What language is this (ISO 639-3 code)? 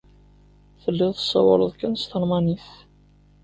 kab